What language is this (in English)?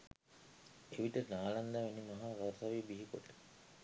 Sinhala